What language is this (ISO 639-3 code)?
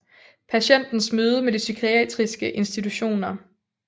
dan